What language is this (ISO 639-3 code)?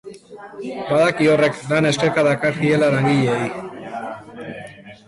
eus